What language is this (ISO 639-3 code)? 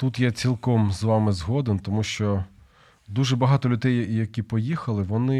ukr